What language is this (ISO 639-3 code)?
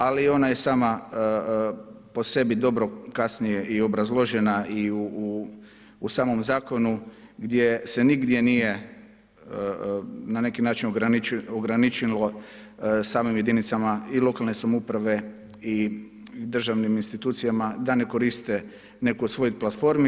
hrv